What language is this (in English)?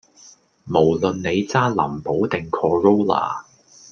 Cantonese